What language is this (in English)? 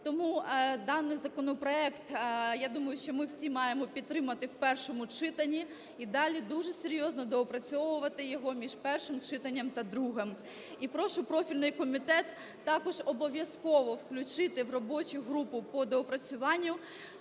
Ukrainian